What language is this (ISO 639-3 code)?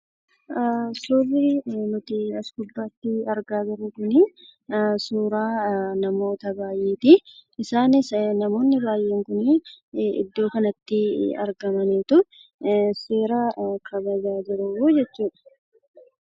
orm